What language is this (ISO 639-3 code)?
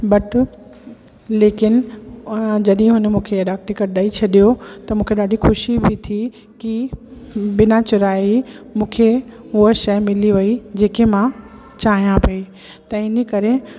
snd